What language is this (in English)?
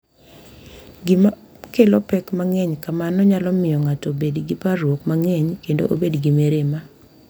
Luo (Kenya and Tanzania)